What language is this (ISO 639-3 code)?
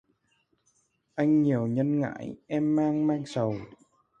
vie